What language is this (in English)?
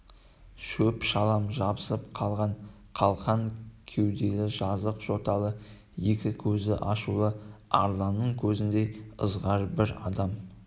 Kazakh